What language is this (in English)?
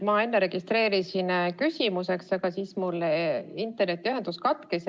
Estonian